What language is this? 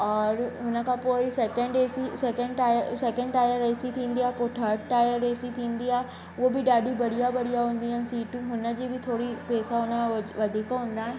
Sindhi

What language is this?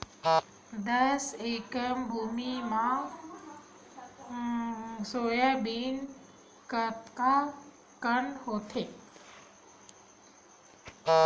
Chhattisgarhi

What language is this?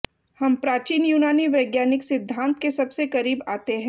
Hindi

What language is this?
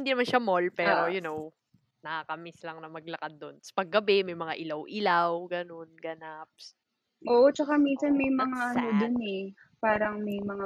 Filipino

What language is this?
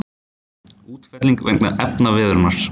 Icelandic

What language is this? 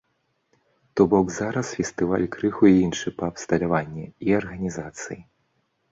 Belarusian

